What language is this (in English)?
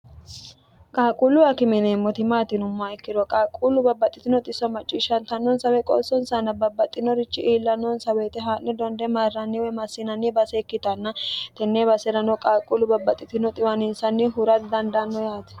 Sidamo